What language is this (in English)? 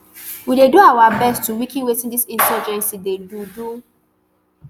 Nigerian Pidgin